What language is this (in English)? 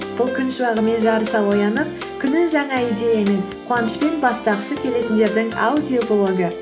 Kazakh